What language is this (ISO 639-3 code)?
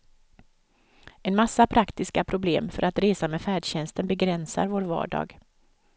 swe